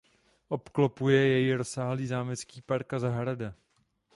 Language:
Czech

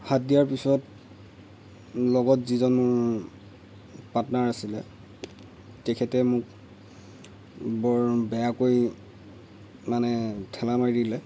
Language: Assamese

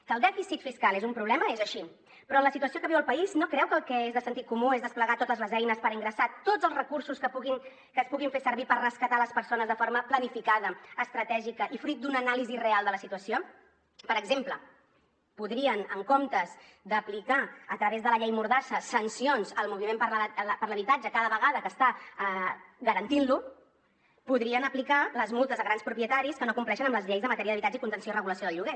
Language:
Catalan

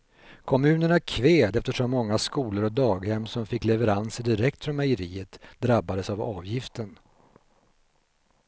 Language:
Swedish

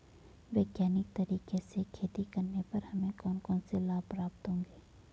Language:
Hindi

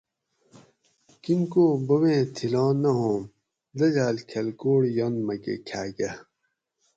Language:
Gawri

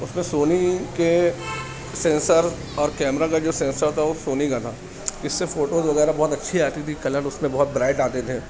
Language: Urdu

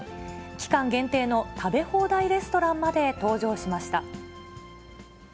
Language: Japanese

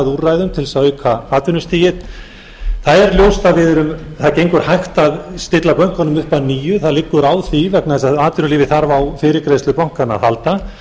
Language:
Icelandic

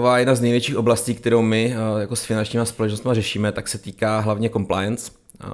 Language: Czech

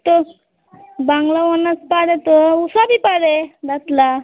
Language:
Bangla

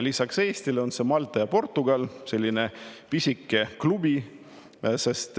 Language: Estonian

